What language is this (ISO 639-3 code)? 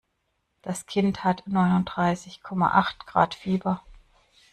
deu